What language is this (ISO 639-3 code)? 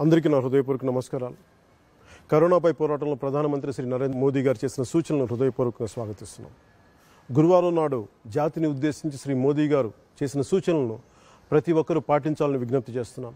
ron